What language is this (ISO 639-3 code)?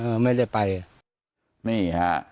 tha